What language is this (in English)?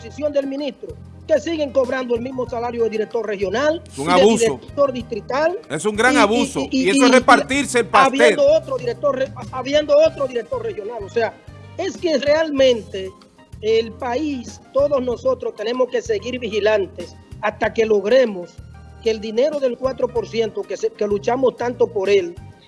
Spanish